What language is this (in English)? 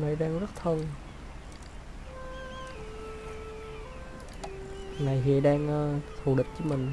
Vietnamese